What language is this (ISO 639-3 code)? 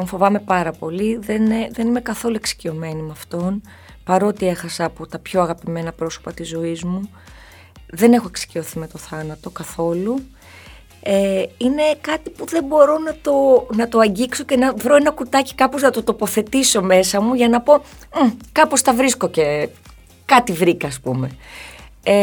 ell